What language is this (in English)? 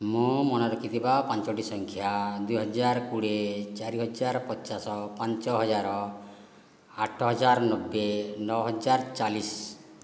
Odia